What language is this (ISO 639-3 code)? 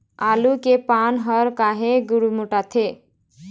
hne